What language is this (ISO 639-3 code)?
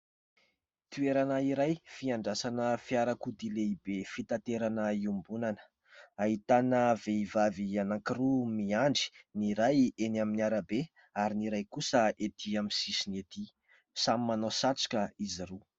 mlg